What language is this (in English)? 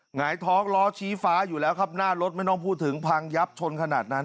Thai